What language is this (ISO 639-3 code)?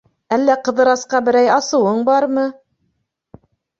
bak